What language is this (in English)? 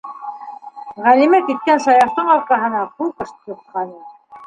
Bashkir